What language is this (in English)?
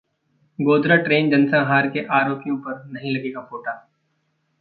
Hindi